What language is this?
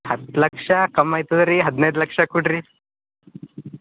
Kannada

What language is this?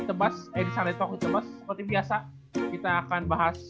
Indonesian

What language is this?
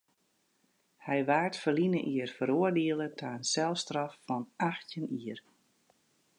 Western Frisian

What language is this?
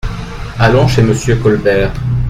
French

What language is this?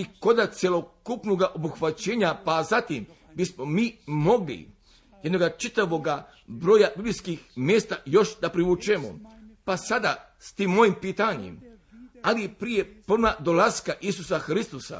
Croatian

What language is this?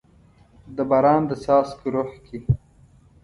Pashto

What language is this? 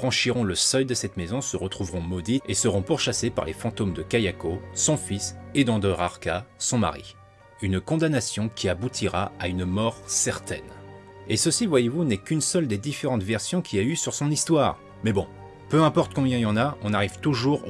French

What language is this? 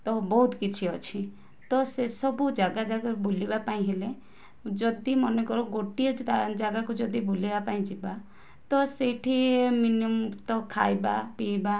Odia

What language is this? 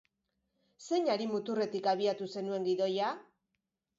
Basque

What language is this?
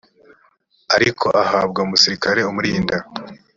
Kinyarwanda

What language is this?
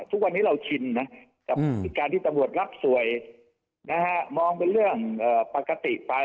Thai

